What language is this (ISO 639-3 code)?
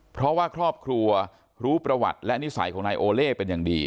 tha